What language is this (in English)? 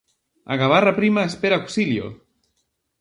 Galician